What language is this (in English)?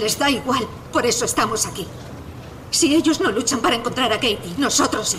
Spanish